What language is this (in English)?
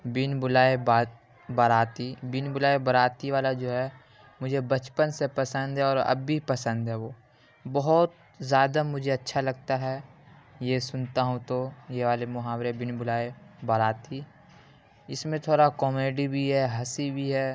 Urdu